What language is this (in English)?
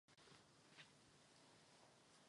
Czech